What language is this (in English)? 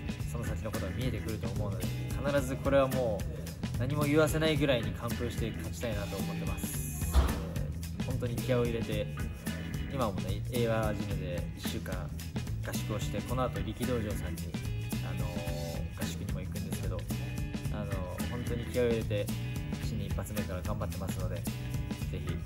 Japanese